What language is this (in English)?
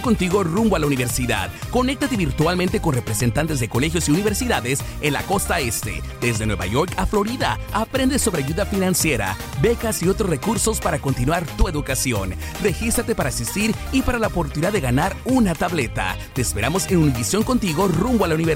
Spanish